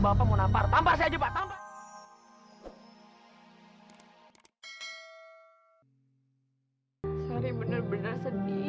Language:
Indonesian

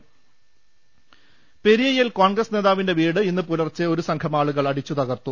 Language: Malayalam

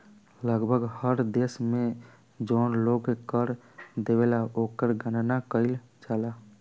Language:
Bhojpuri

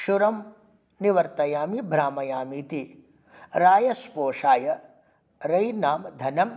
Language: Sanskrit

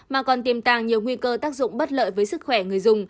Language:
Vietnamese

